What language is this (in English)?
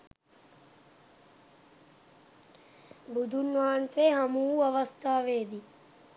Sinhala